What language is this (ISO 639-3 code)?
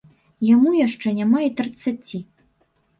bel